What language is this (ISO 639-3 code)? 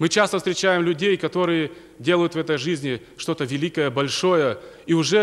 rus